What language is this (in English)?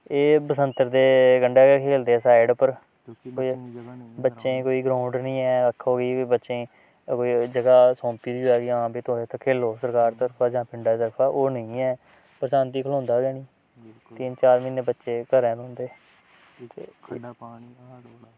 Dogri